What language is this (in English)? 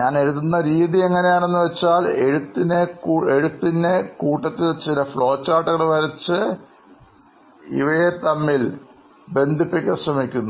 Malayalam